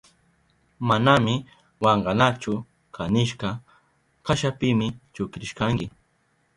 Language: Southern Pastaza Quechua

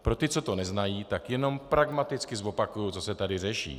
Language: Czech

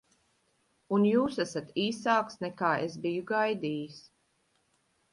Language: Latvian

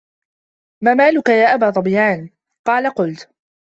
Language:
Arabic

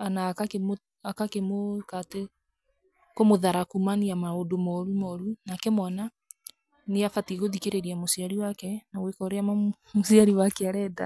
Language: Kikuyu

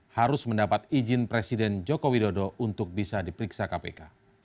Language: Indonesian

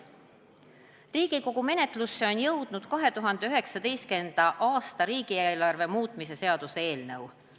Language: Estonian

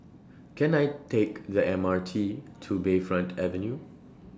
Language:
English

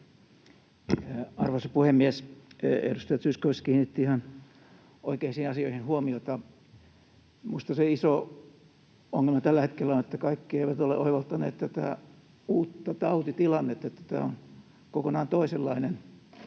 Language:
Finnish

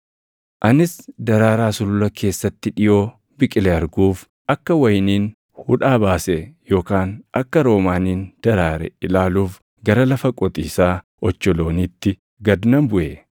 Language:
Oromo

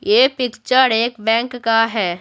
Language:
Hindi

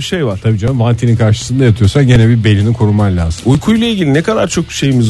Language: Turkish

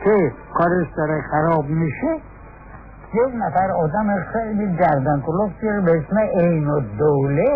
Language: Persian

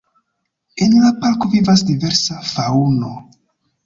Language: Esperanto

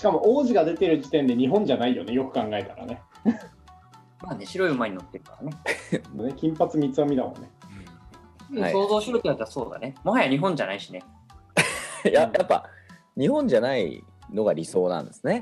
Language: Japanese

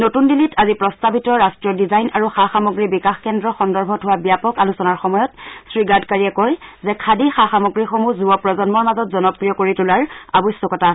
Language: Assamese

